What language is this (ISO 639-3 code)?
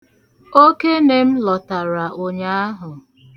ibo